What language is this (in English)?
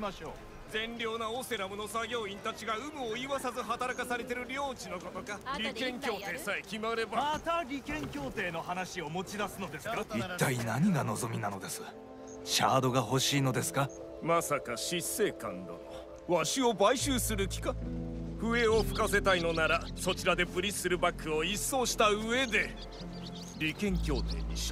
Japanese